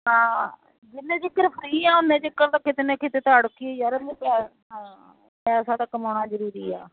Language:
Punjabi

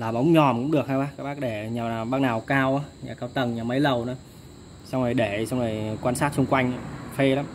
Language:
Vietnamese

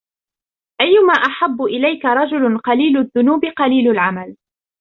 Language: Arabic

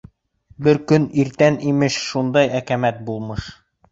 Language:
Bashkir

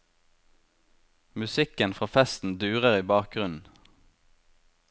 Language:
Norwegian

